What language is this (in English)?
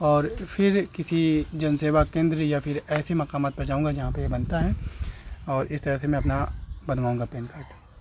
Urdu